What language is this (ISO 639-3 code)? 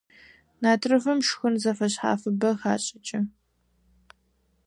ady